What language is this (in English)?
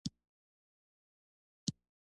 Pashto